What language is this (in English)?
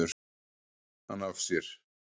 Icelandic